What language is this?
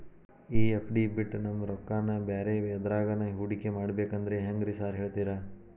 Kannada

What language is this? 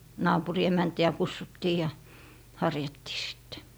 Finnish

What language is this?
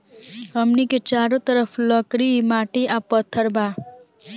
Bhojpuri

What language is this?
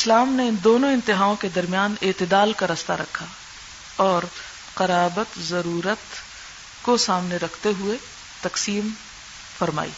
Urdu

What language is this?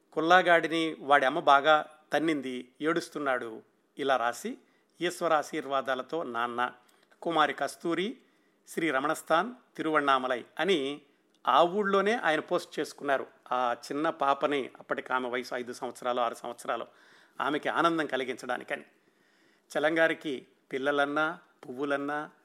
Telugu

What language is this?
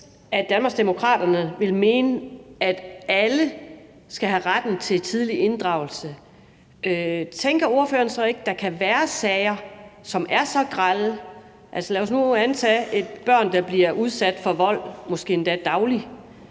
Danish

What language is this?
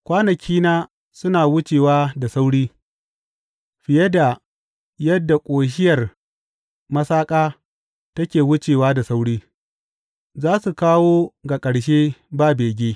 Hausa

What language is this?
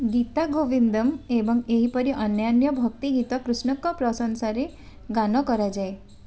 Odia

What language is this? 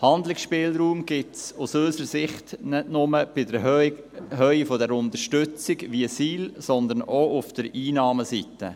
Swiss German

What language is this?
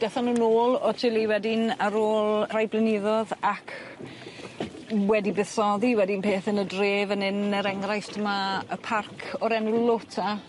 Welsh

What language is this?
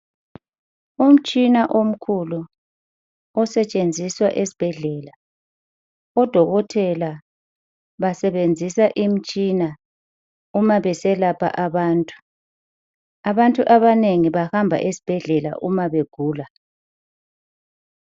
North Ndebele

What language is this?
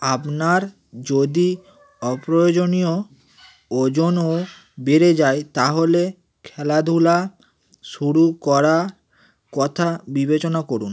Bangla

